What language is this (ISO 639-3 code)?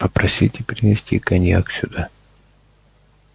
rus